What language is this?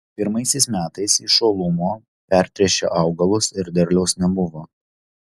Lithuanian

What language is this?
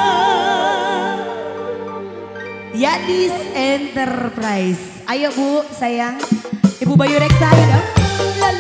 Indonesian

